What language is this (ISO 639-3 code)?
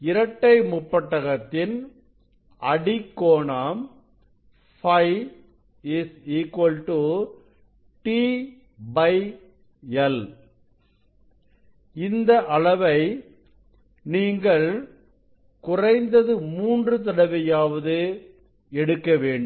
tam